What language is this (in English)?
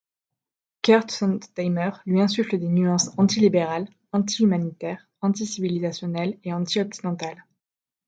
French